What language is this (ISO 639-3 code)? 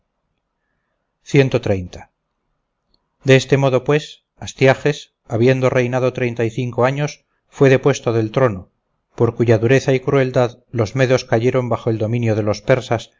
spa